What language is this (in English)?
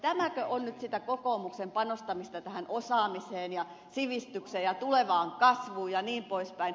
Finnish